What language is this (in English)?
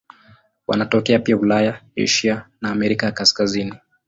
Swahili